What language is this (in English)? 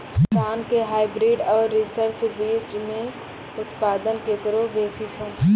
Maithili